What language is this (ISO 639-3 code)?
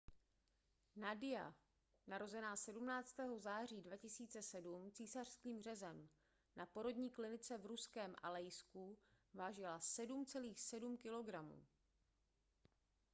ces